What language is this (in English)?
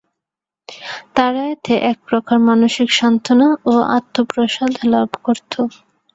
Bangla